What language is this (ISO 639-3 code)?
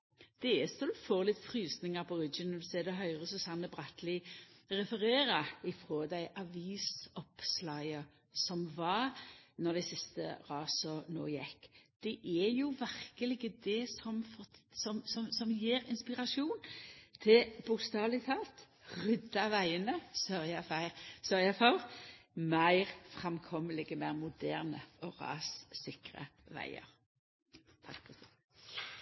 nno